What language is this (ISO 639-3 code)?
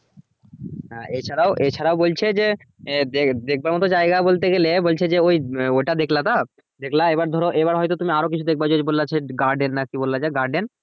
ben